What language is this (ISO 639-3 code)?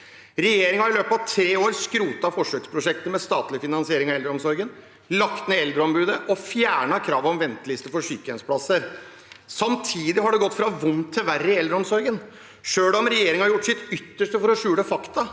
nor